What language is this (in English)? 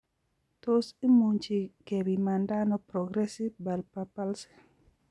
Kalenjin